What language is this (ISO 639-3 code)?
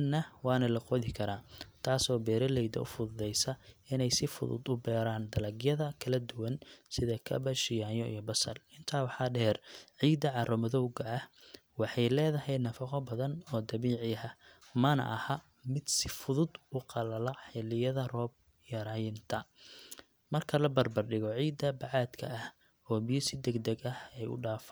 som